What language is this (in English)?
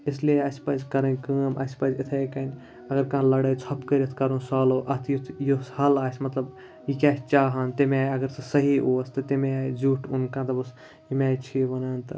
Kashmiri